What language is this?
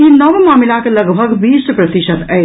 Maithili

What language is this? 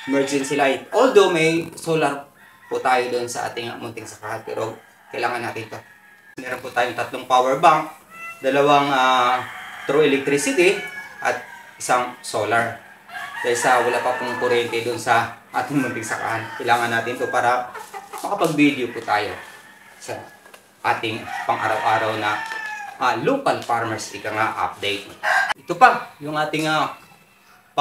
Filipino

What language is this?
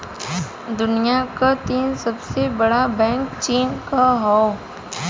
Bhojpuri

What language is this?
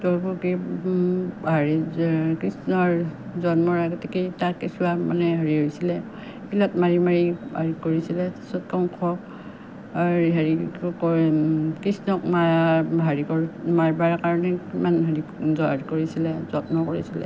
Assamese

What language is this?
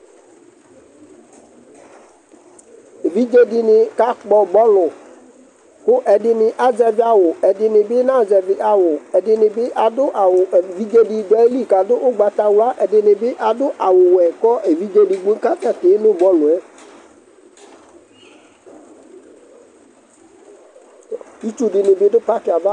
Ikposo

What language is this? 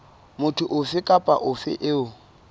Southern Sotho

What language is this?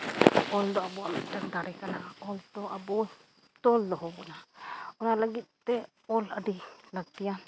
Santali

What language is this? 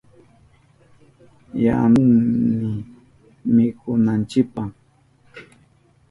Southern Pastaza Quechua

